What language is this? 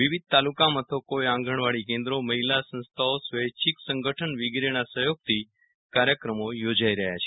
Gujarati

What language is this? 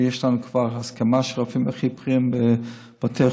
Hebrew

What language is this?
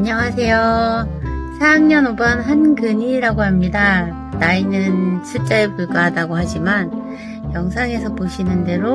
Korean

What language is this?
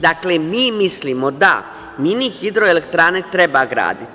Serbian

